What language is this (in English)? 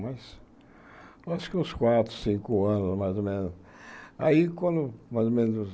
Portuguese